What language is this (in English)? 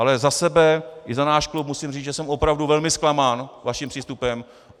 Czech